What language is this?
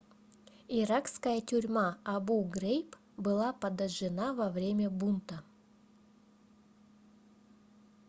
Russian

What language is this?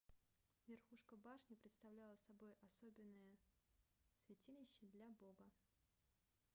Russian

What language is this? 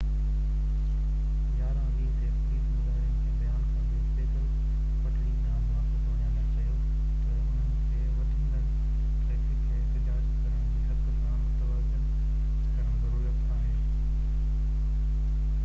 Sindhi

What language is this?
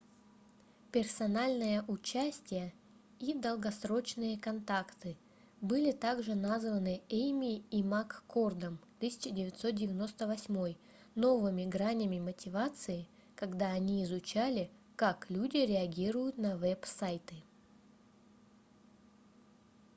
Russian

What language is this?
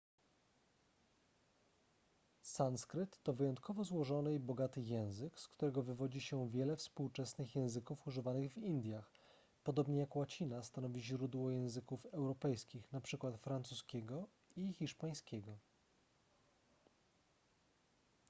Polish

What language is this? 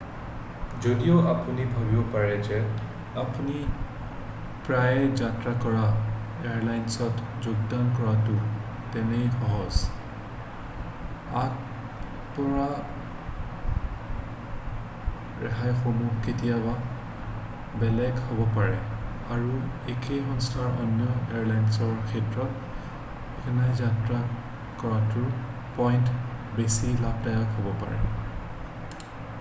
Assamese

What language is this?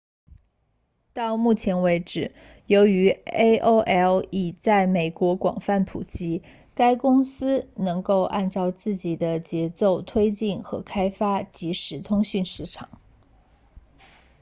Chinese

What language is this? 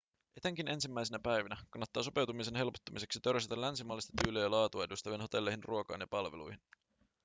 Finnish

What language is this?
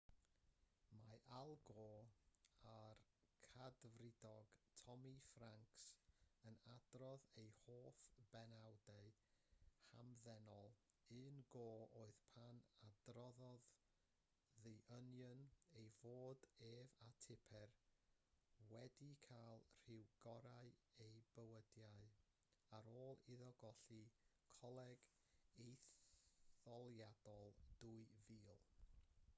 Welsh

